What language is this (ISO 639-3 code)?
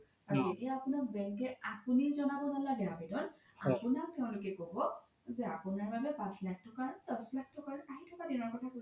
asm